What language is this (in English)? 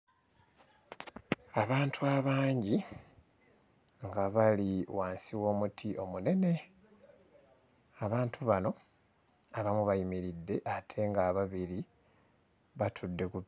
Ganda